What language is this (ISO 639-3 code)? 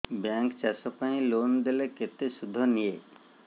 ori